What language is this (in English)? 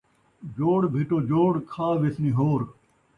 Saraiki